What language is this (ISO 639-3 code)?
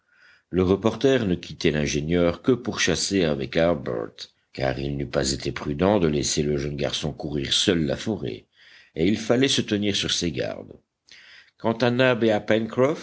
fra